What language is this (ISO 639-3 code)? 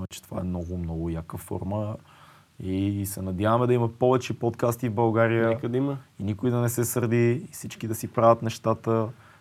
bul